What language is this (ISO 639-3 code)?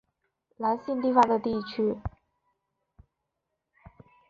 zho